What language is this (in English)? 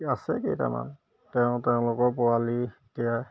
Assamese